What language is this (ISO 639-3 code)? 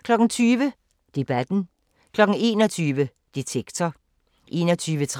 dan